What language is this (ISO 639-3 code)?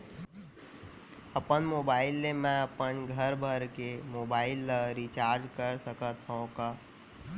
hne